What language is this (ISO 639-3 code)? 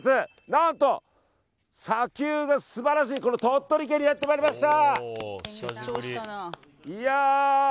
jpn